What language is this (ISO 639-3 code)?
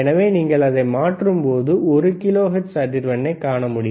tam